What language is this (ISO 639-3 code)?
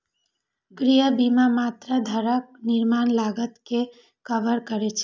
mai